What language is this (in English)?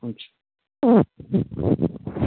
Nepali